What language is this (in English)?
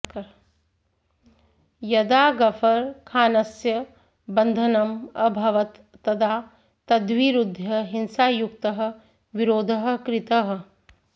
Sanskrit